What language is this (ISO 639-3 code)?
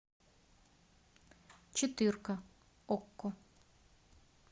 rus